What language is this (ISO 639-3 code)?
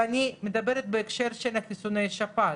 heb